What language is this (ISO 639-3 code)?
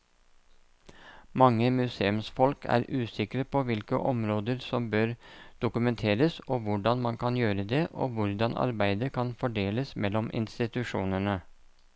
nor